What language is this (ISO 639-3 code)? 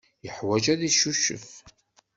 kab